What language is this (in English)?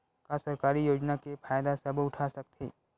Chhattisgarhi